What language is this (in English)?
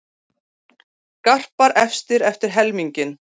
Icelandic